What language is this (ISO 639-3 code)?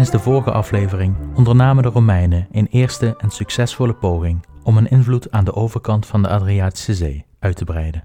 nld